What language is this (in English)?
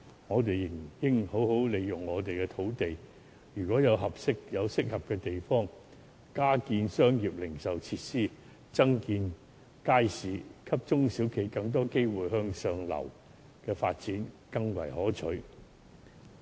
Cantonese